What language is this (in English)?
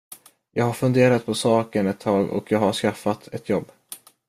Swedish